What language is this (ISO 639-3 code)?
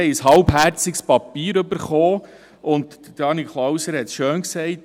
gsw